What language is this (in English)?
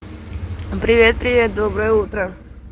Russian